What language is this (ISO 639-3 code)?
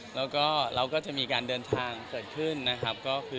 tha